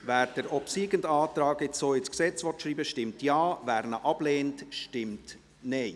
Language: Swiss German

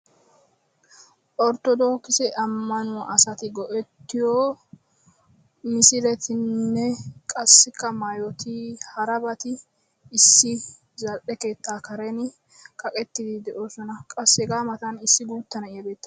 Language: Wolaytta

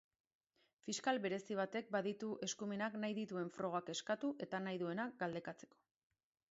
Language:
Basque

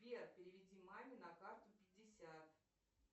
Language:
Russian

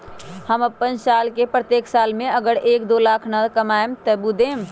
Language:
Magahi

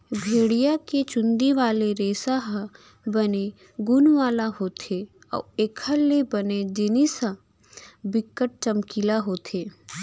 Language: Chhattisgarhi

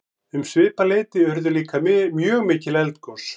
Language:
Icelandic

